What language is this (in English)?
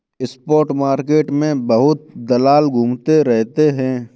Hindi